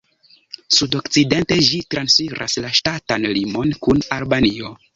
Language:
Esperanto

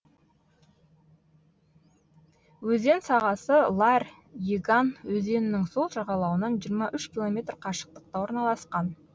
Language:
Kazakh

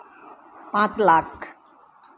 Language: Santali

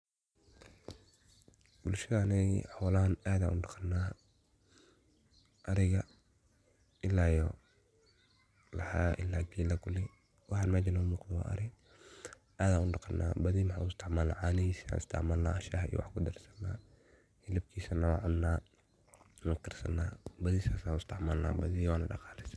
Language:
Somali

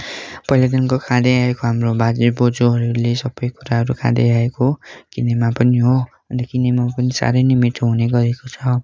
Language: Nepali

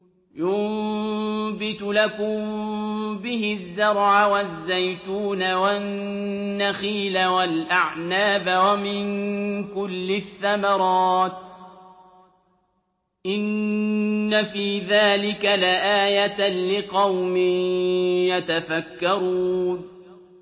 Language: Arabic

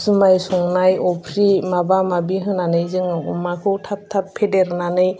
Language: Bodo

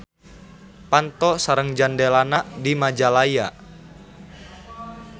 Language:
Sundanese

